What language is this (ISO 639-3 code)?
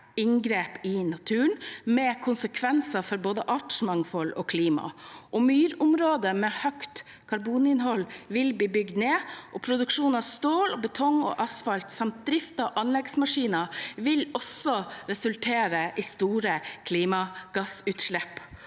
nor